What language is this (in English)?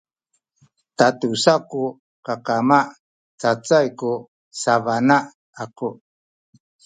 Sakizaya